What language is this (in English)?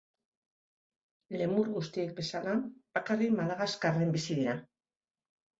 Basque